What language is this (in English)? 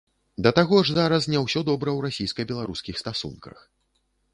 Belarusian